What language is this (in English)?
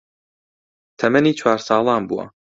Central Kurdish